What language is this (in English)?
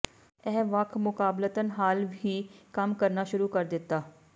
Punjabi